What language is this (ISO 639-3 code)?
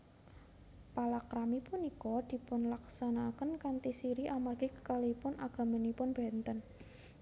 jav